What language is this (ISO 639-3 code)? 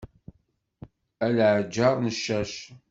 kab